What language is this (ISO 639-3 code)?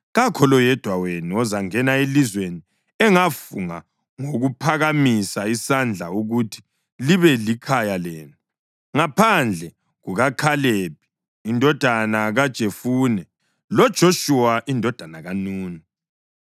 nde